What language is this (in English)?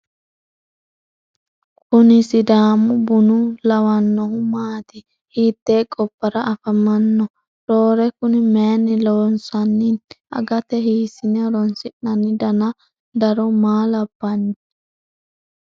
Sidamo